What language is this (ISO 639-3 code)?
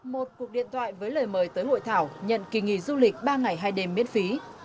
vie